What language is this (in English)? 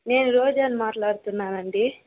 Telugu